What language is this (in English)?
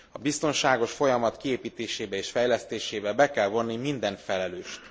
Hungarian